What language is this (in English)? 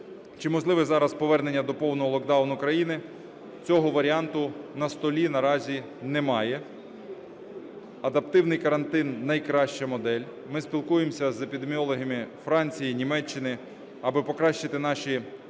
Ukrainian